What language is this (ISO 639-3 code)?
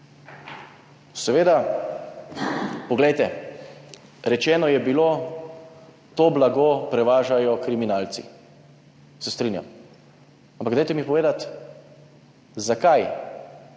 slv